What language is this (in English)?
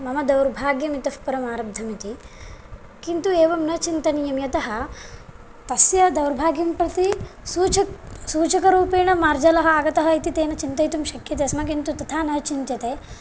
Sanskrit